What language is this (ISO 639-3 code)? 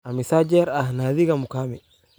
som